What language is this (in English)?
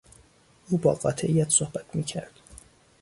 Persian